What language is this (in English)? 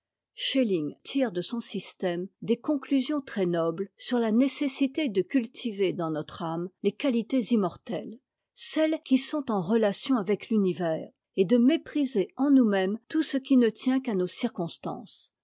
French